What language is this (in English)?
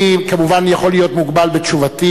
Hebrew